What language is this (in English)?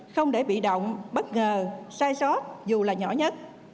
Vietnamese